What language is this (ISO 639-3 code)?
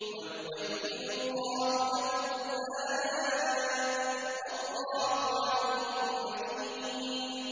ara